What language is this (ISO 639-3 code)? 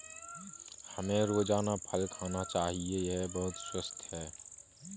hin